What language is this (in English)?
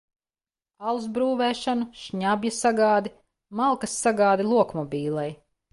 Latvian